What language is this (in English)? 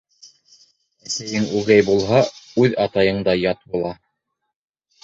Bashkir